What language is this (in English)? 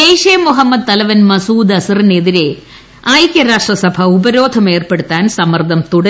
Malayalam